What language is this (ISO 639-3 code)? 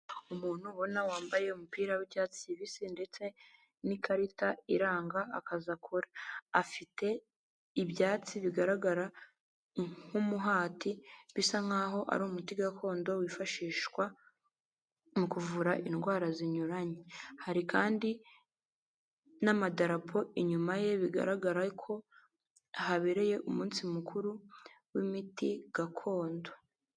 kin